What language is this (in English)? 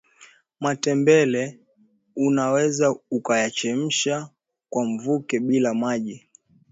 Swahili